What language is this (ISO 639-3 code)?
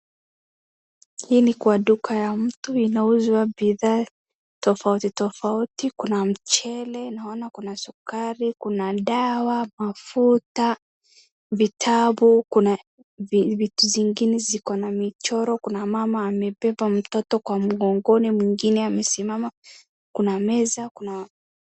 swa